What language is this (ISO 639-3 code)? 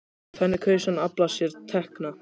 isl